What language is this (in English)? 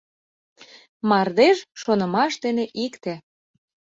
Mari